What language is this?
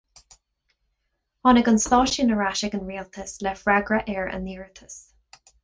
Irish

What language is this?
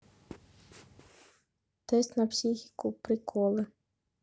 Russian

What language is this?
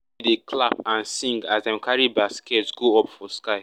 Nigerian Pidgin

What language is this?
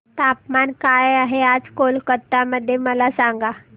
Marathi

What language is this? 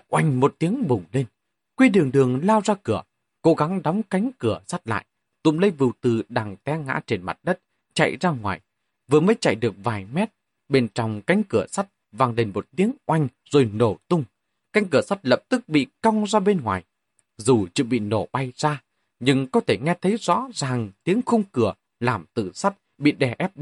Vietnamese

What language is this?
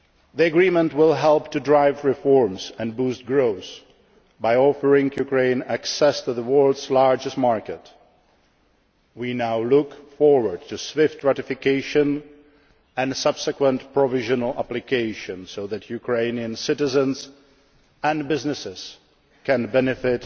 English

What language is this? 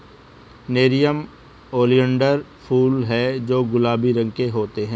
Hindi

